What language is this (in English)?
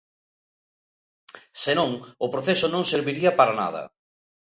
Galician